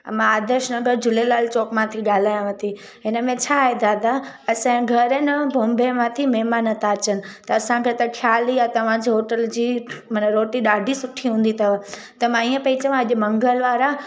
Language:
Sindhi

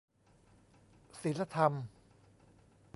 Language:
Thai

